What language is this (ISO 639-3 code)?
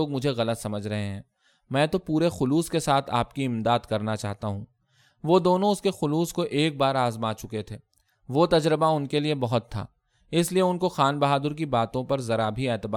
urd